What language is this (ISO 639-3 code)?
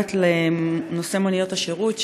heb